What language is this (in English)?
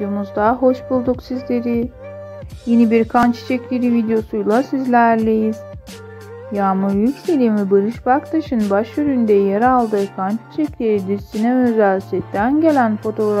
Turkish